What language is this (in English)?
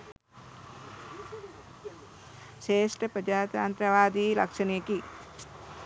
Sinhala